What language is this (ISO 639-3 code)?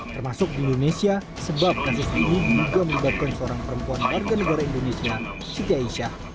ind